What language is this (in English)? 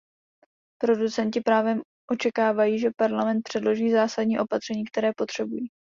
Czech